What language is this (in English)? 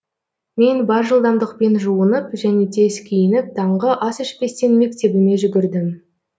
Kazakh